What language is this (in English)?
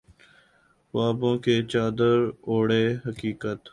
Urdu